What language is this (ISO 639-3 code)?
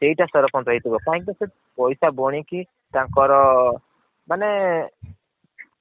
ori